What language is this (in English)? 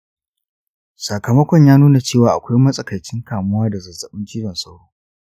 Hausa